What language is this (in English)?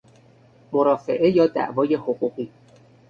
Persian